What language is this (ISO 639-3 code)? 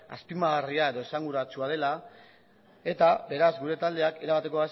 eus